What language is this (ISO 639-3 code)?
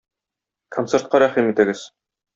tat